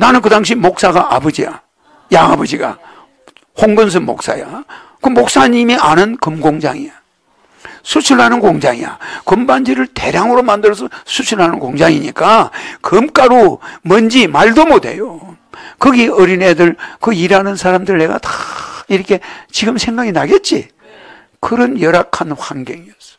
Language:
Korean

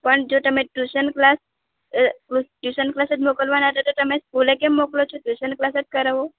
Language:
Gujarati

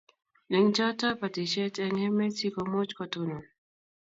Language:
Kalenjin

